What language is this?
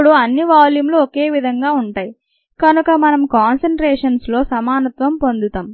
Telugu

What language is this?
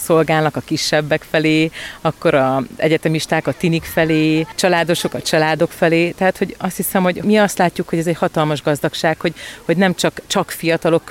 Hungarian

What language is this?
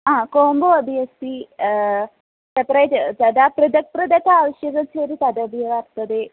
Sanskrit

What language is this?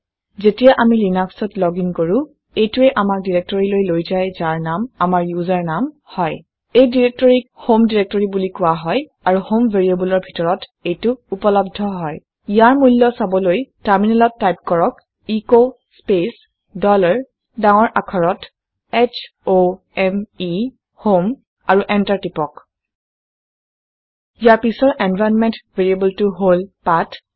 Assamese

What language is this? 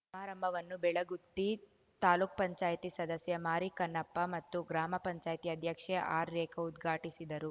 Kannada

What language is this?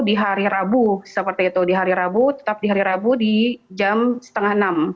Indonesian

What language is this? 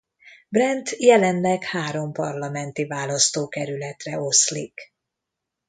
Hungarian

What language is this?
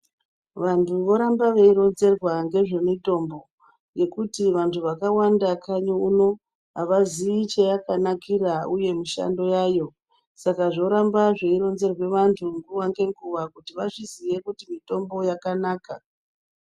Ndau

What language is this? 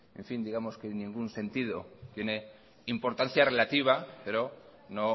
Spanish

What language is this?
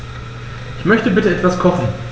German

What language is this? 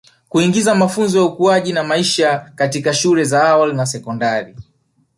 Swahili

